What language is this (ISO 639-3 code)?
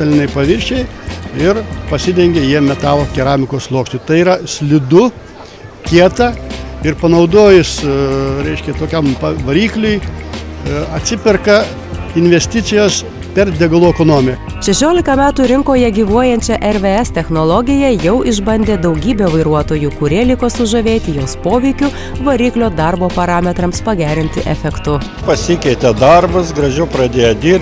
lit